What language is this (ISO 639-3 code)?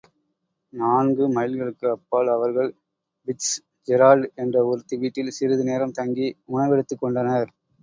tam